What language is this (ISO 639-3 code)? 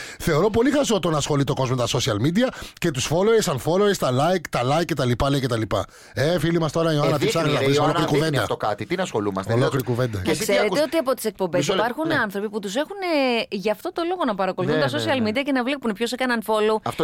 ell